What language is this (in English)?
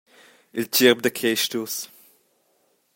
Romansh